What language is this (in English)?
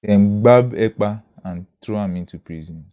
Nigerian Pidgin